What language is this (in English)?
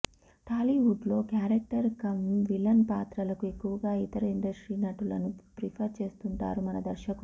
Telugu